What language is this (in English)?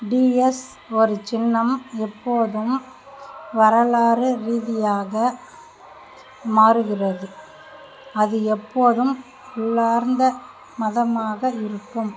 Tamil